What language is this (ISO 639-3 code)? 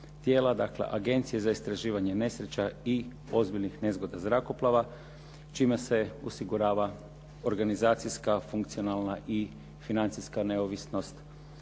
hrv